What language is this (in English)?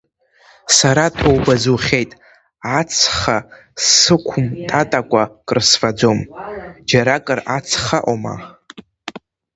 Abkhazian